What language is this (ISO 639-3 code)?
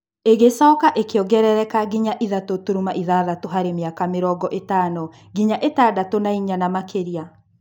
kik